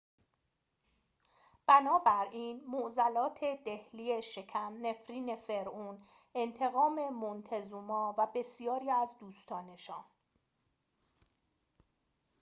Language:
Persian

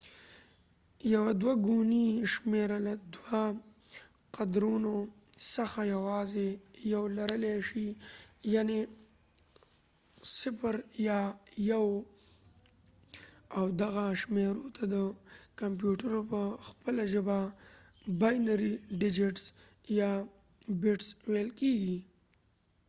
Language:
Pashto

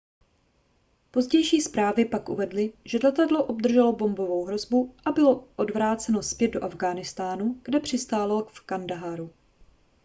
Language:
Czech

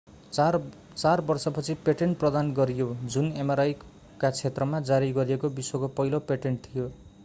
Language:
Nepali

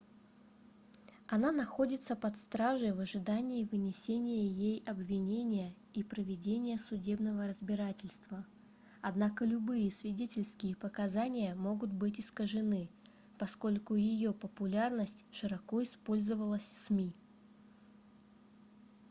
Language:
Russian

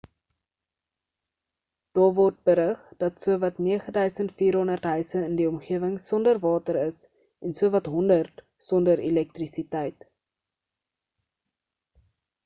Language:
Afrikaans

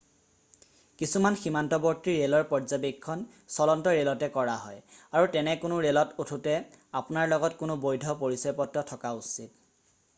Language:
Assamese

